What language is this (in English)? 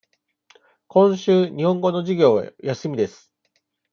Japanese